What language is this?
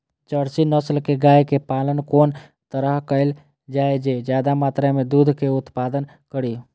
Maithili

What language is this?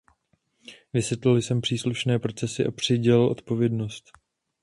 Czech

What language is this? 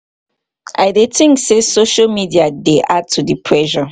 Nigerian Pidgin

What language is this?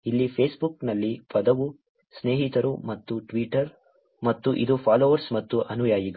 Kannada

